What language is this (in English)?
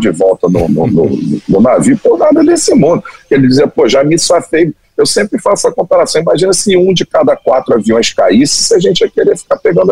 Portuguese